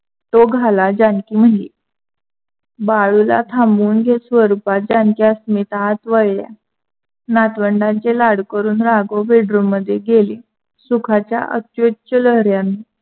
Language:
Marathi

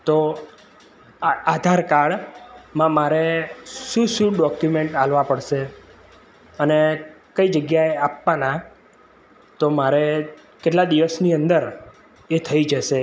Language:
Gujarati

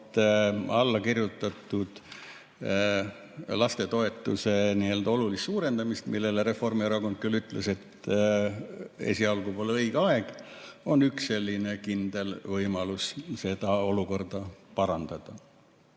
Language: Estonian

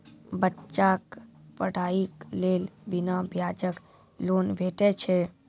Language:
Maithili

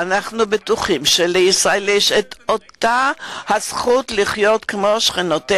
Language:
Hebrew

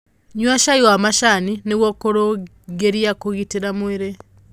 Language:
Kikuyu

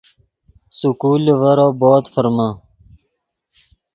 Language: Yidgha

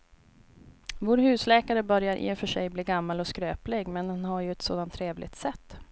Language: Swedish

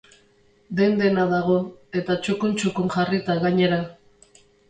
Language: Basque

